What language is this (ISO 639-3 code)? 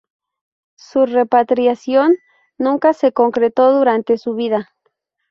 spa